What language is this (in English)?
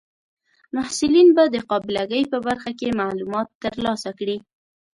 Pashto